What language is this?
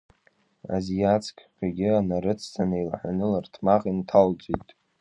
Abkhazian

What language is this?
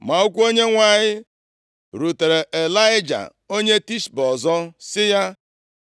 Igbo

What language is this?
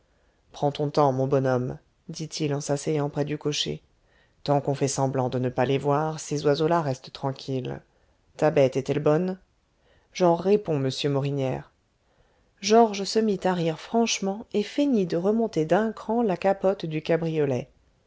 French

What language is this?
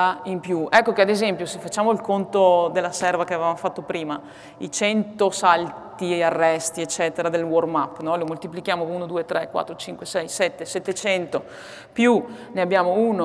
Italian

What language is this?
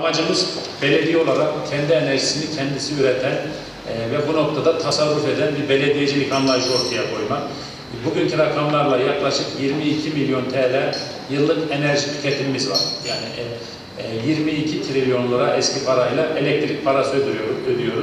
Turkish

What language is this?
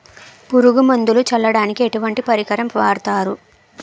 Telugu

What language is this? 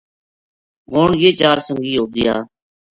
Gujari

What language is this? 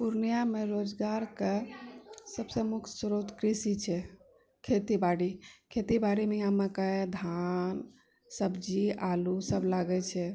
Maithili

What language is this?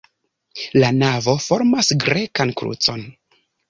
Esperanto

